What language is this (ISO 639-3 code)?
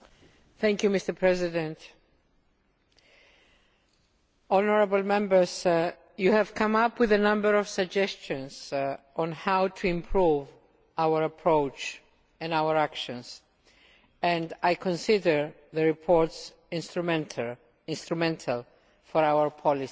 eng